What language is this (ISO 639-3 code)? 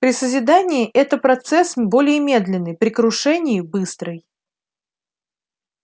rus